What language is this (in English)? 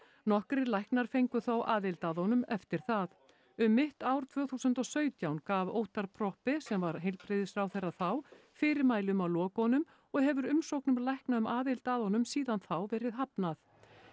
Icelandic